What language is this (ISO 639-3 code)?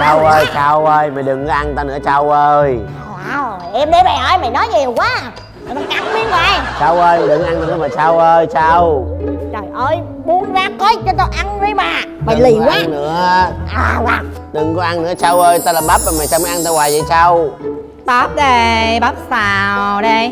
vie